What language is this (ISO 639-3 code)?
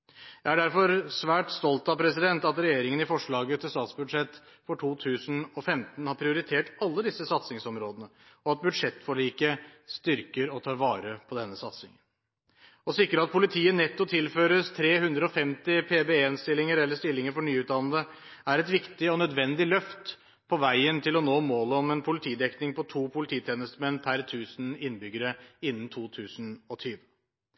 nob